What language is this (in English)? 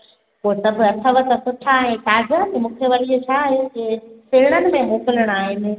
Sindhi